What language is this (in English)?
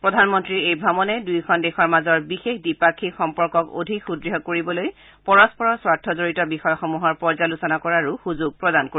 Assamese